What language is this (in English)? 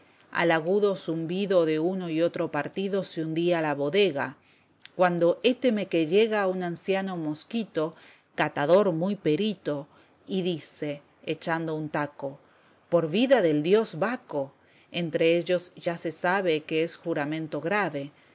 Spanish